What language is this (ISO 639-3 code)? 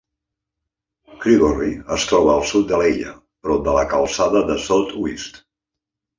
cat